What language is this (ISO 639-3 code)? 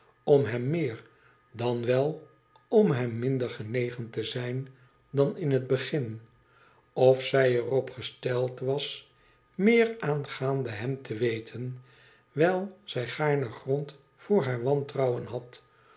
nld